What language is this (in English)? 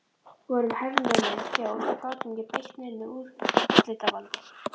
Icelandic